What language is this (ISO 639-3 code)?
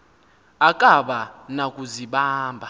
xho